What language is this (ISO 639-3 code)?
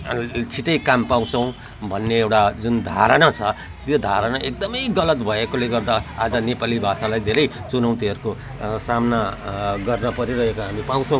nep